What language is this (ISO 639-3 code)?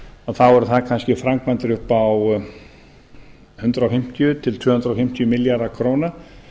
isl